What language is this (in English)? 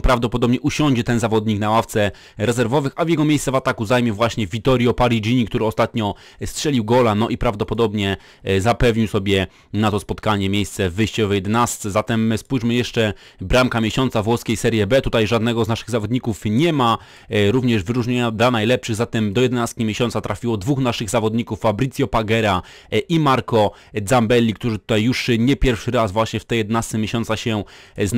Polish